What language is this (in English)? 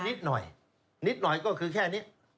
Thai